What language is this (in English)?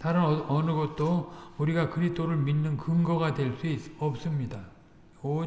Korean